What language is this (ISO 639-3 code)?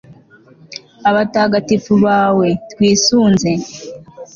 kin